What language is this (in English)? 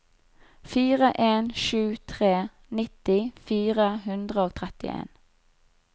Norwegian